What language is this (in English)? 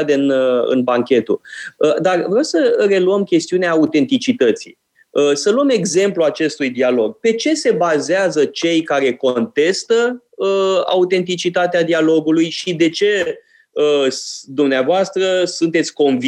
Romanian